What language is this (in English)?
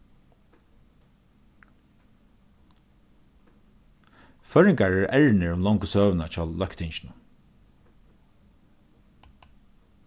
Faroese